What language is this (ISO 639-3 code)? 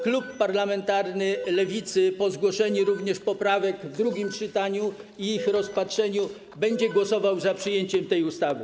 pol